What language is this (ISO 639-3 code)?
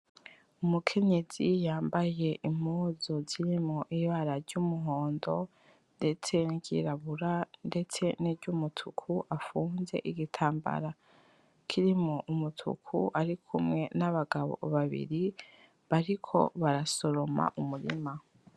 run